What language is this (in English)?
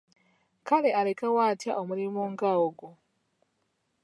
Ganda